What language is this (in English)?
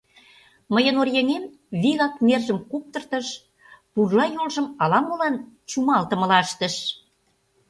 Mari